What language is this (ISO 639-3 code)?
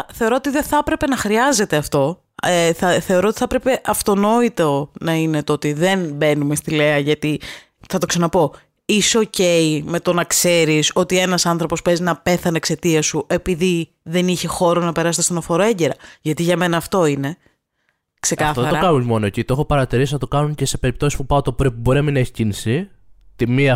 ell